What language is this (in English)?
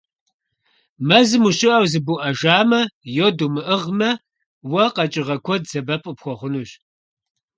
Kabardian